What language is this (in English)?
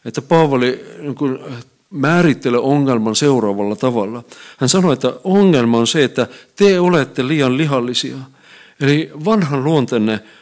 Finnish